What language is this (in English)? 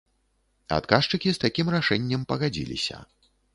Belarusian